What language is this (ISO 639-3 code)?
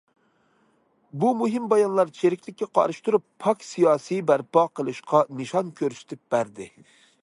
uig